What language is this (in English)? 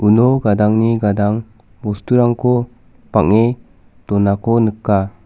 Garo